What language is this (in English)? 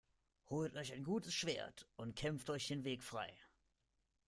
German